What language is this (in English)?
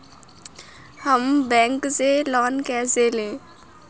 Hindi